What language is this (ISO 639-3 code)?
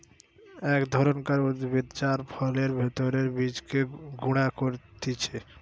ben